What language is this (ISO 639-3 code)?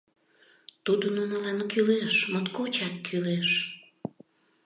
chm